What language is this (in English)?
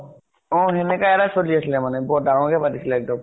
Assamese